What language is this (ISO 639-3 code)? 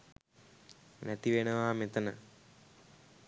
sin